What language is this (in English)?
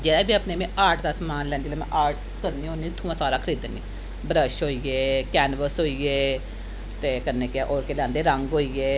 Dogri